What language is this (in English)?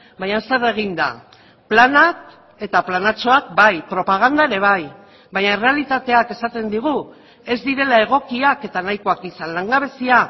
Basque